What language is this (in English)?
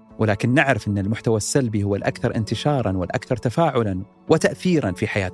Arabic